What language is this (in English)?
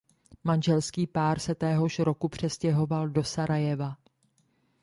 Czech